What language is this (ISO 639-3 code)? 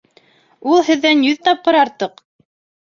bak